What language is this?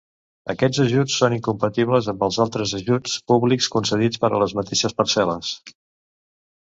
Catalan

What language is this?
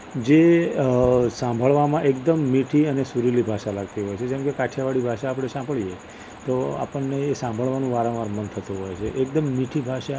Gujarati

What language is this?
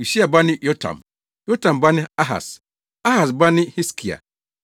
Akan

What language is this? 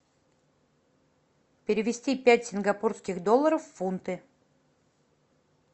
Russian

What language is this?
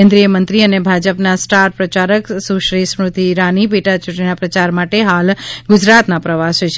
Gujarati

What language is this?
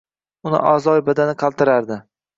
Uzbek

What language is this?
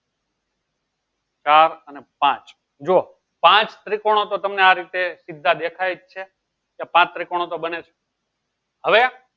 Gujarati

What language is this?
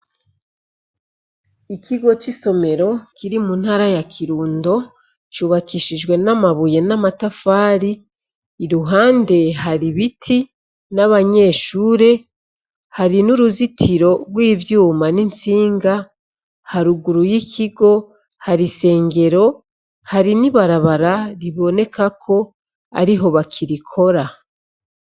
Rundi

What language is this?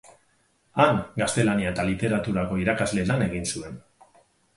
Basque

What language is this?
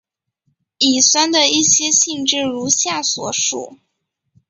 Chinese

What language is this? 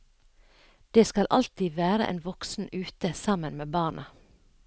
Norwegian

